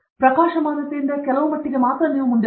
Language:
Kannada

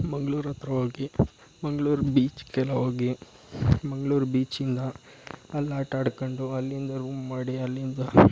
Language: Kannada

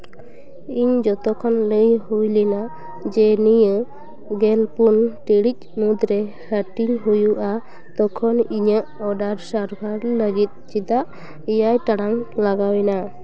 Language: Santali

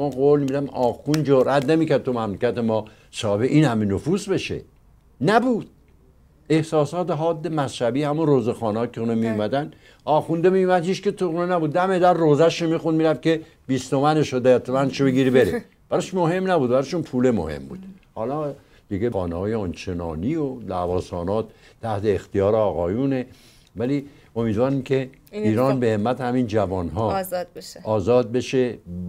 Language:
Persian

